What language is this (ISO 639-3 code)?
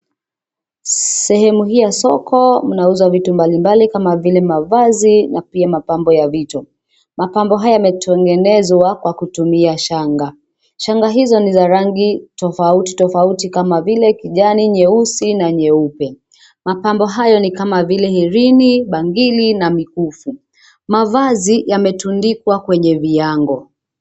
swa